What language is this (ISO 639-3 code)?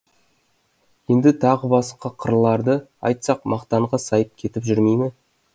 kaz